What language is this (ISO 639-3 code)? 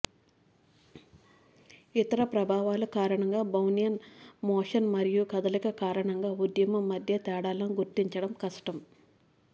tel